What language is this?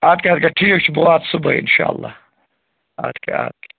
Kashmiri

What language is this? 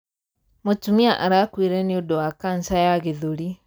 Kikuyu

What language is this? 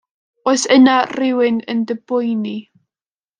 Welsh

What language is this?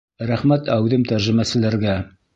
Bashkir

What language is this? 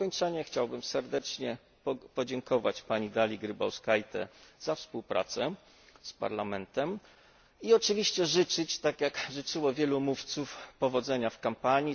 Polish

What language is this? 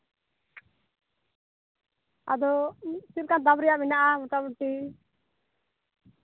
Santali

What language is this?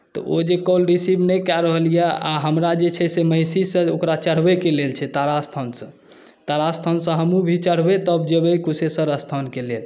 Maithili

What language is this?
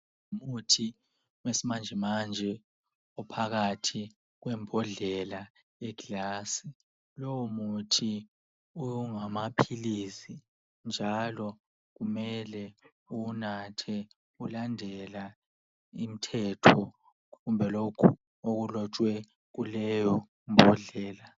North Ndebele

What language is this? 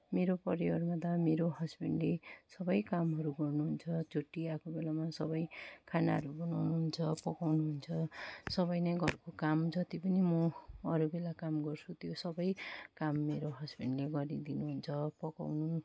Nepali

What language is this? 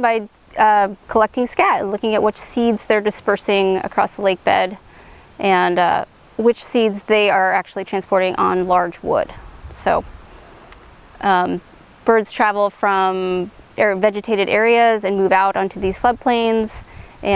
English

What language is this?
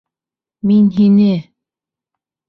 Bashkir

